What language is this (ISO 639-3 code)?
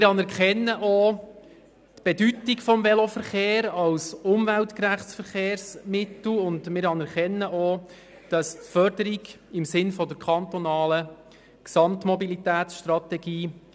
gsw